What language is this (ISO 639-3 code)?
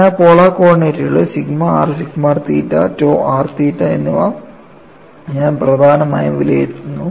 mal